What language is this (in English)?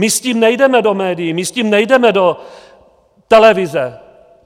Czech